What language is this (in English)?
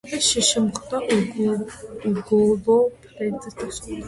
Georgian